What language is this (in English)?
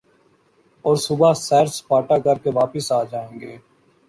Urdu